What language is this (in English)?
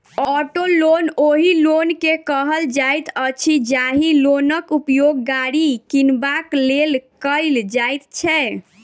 Maithili